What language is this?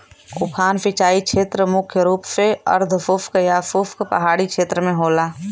Bhojpuri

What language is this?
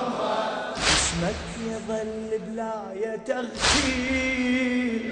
Arabic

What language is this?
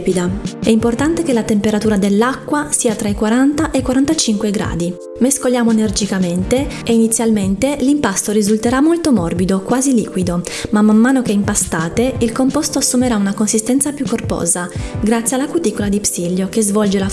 Italian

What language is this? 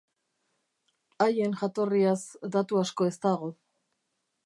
Basque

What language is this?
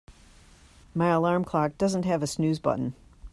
English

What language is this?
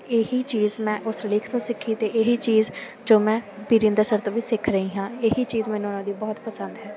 Punjabi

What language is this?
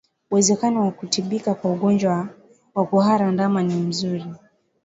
Swahili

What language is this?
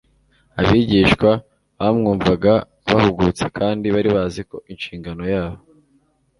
Kinyarwanda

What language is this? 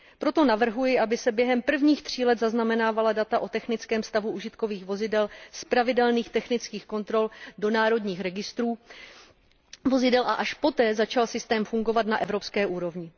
Czech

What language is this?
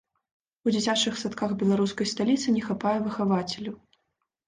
Belarusian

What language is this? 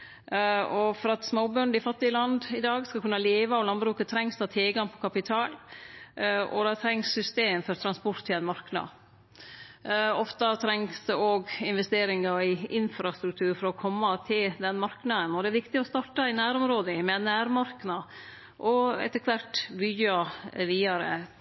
Norwegian Nynorsk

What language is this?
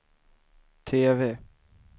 Swedish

